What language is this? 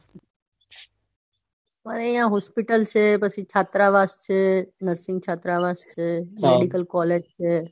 Gujarati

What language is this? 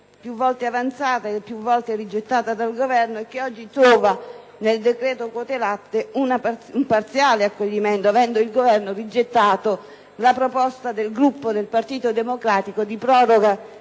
Italian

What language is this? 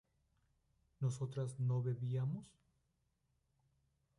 Spanish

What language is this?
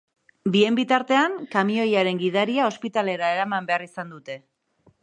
Basque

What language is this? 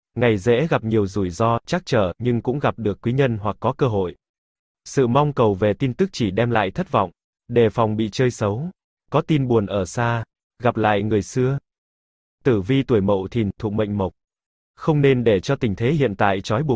Vietnamese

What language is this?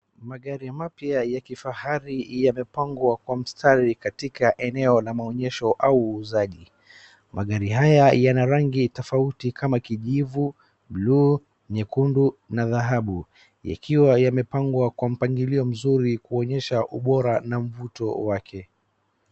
Swahili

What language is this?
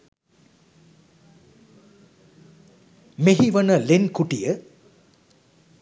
Sinhala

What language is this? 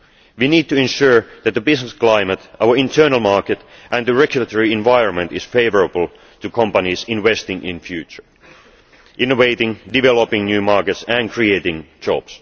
English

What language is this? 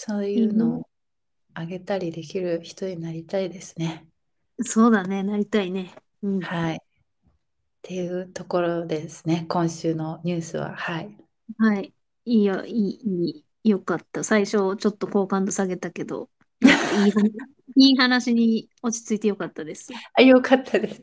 Japanese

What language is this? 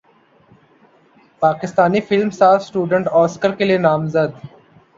Urdu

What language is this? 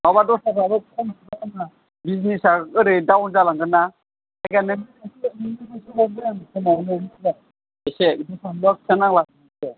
Bodo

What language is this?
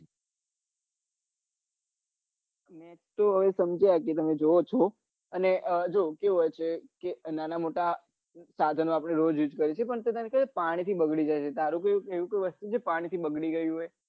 Gujarati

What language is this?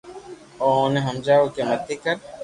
Loarki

